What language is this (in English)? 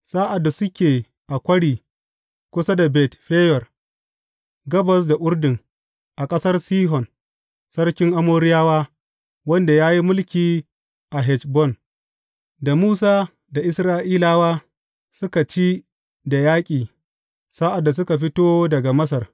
Hausa